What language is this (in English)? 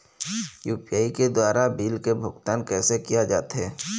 Chhattisgarhi